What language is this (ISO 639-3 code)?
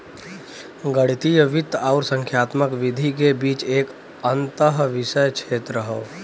bho